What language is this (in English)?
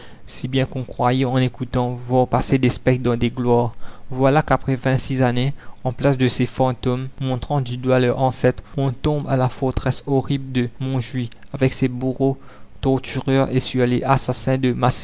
French